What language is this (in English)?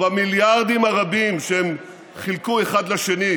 Hebrew